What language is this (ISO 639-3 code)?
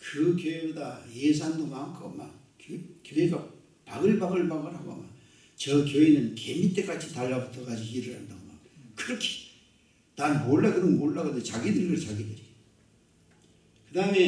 kor